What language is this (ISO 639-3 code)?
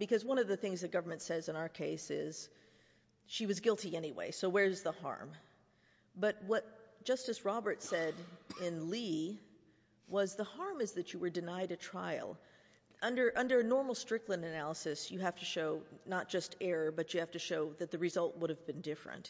eng